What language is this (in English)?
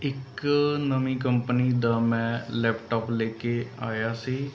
Punjabi